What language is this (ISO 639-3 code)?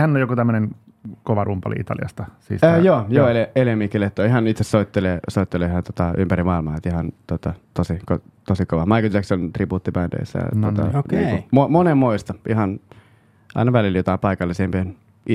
fin